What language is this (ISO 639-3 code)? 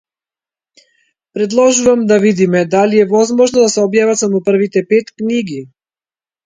mkd